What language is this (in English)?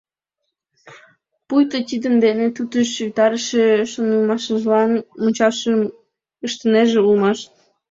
Mari